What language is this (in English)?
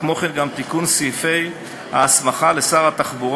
Hebrew